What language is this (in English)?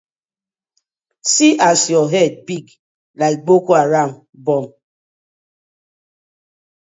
Nigerian Pidgin